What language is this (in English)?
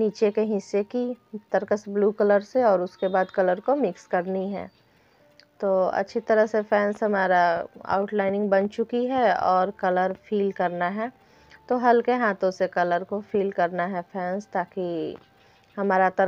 Hindi